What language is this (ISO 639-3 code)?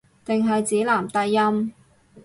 yue